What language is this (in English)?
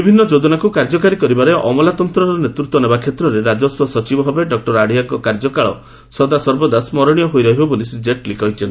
Odia